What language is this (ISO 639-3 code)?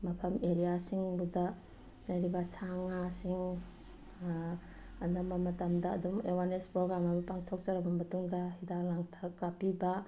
mni